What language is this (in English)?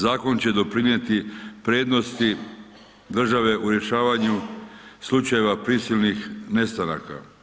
Croatian